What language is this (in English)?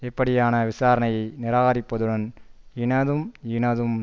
Tamil